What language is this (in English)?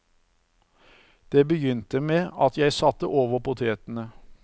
Norwegian